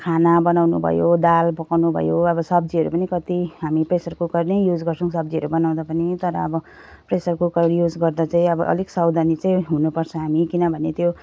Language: Nepali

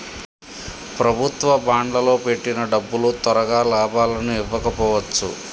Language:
Telugu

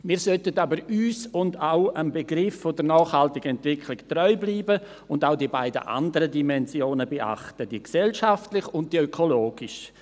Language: Swiss German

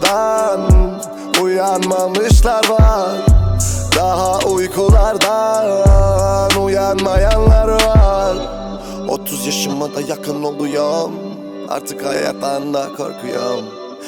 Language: Turkish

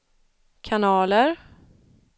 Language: Swedish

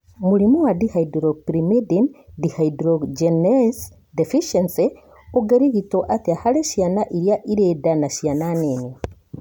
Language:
Kikuyu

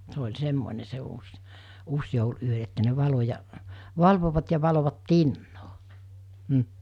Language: Finnish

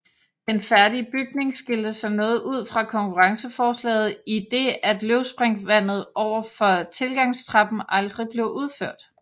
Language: Danish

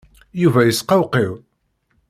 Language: Kabyle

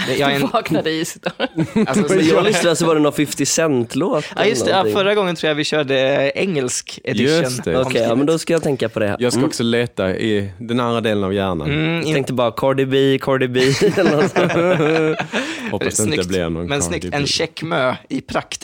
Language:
Swedish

